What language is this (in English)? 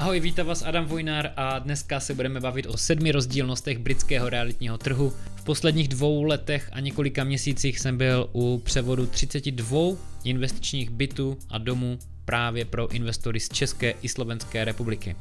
Czech